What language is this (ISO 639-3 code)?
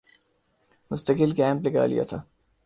urd